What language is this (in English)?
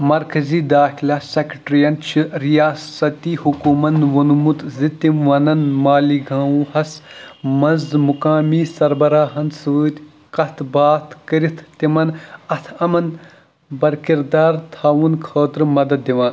Kashmiri